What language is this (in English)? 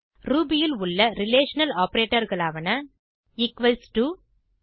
Tamil